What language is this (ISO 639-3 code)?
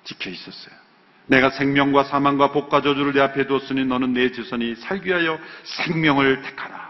kor